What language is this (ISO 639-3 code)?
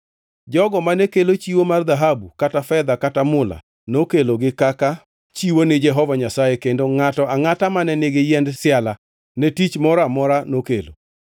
luo